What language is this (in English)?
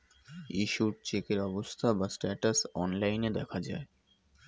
Bangla